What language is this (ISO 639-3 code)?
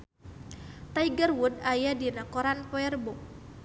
sun